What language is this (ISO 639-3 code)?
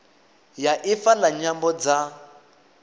ven